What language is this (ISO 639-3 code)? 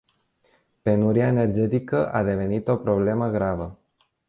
ron